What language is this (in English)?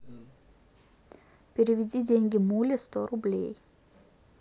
Russian